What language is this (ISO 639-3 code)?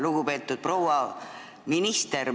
est